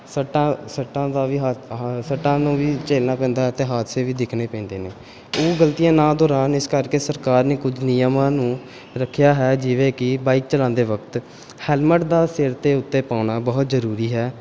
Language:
Punjabi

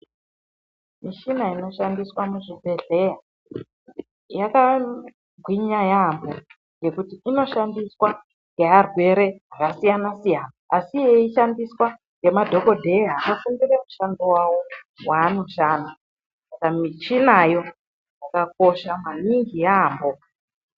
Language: Ndau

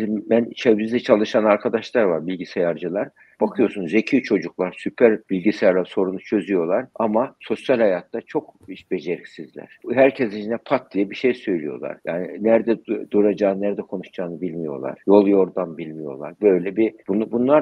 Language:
Turkish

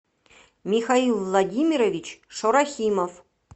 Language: Russian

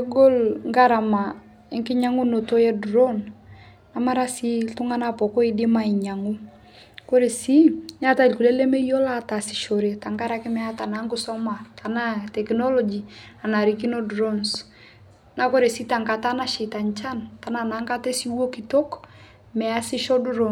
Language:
Masai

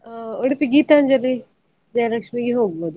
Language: Kannada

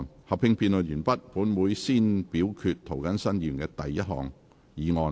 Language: Cantonese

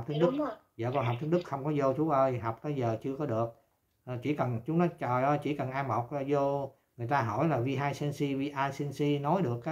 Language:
Vietnamese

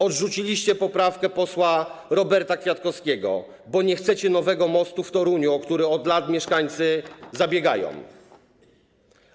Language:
Polish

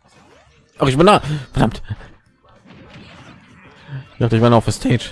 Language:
German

